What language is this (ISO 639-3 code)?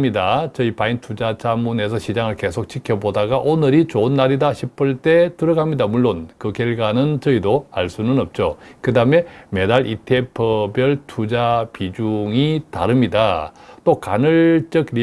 kor